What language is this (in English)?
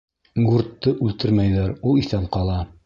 Bashkir